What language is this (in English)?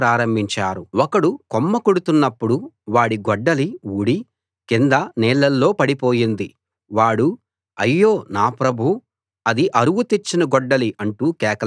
Telugu